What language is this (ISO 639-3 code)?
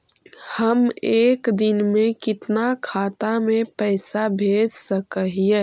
mag